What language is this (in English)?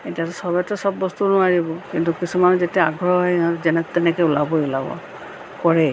Assamese